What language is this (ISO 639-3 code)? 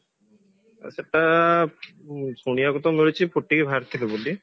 ori